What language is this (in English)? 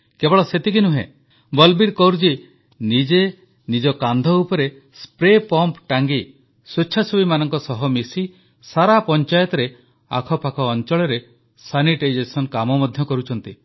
Odia